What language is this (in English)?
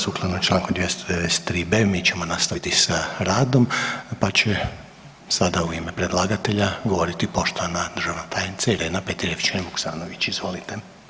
Croatian